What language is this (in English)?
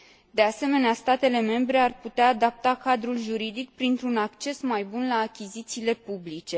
Romanian